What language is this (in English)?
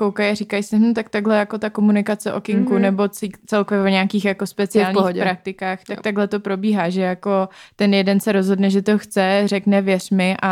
Czech